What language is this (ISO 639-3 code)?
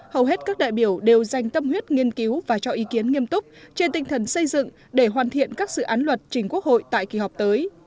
vie